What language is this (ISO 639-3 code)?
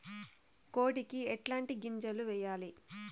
tel